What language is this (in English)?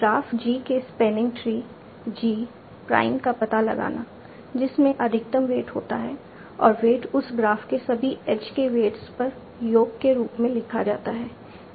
Hindi